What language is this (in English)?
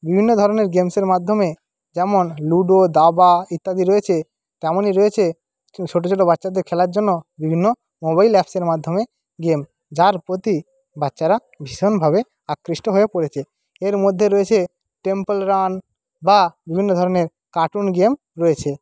Bangla